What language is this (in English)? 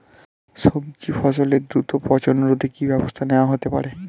Bangla